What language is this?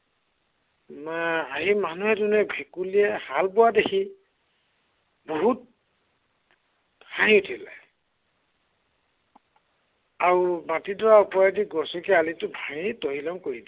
Assamese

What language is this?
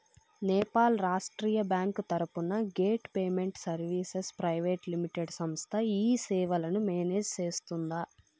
Telugu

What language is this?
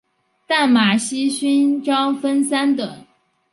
Chinese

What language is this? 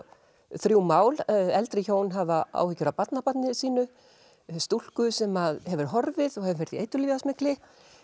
Icelandic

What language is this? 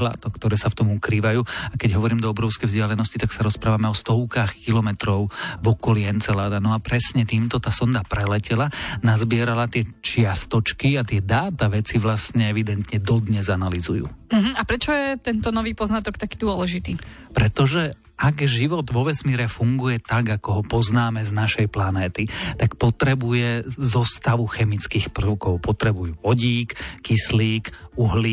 Slovak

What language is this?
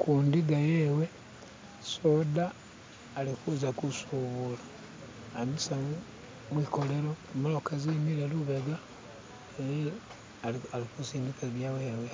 Masaaba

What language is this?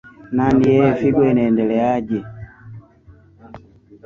Swahili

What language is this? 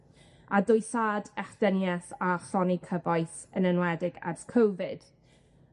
Welsh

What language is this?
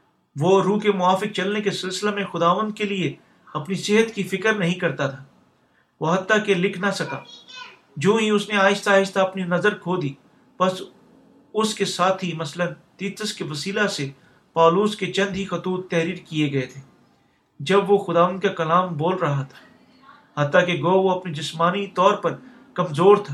Urdu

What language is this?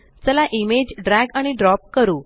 Marathi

